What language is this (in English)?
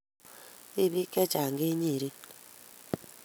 Kalenjin